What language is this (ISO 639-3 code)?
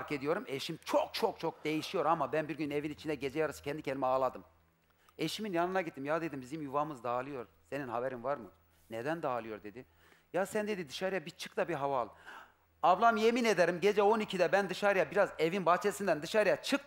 tur